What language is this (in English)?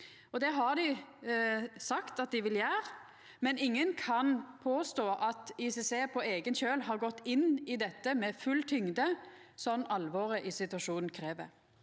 Norwegian